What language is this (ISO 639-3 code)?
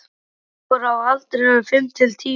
isl